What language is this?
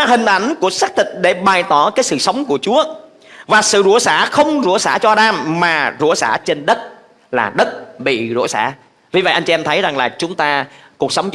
Vietnamese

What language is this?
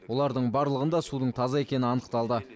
Kazakh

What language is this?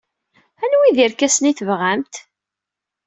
Kabyle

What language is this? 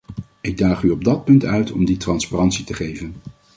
Dutch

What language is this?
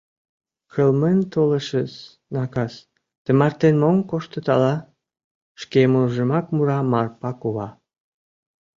Mari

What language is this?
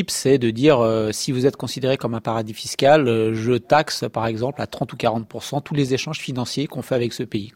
French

